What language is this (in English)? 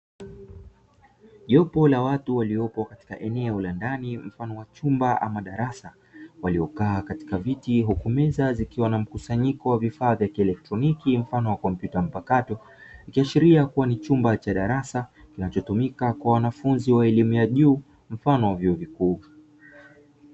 Swahili